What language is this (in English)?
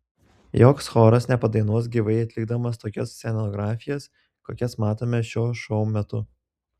Lithuanian